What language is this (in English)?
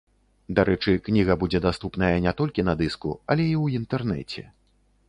Belarusian